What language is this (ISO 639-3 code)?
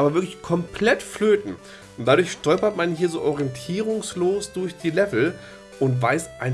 deu